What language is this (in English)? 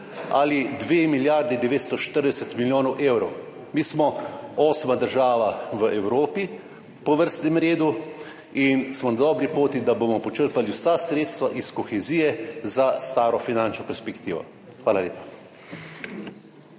Slovenian